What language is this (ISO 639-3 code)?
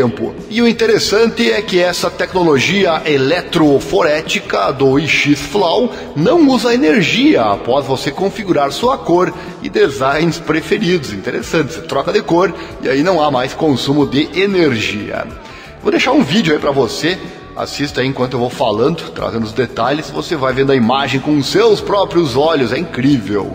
por